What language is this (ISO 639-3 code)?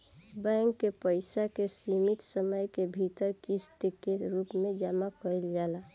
bho